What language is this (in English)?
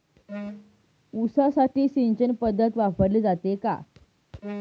Marathi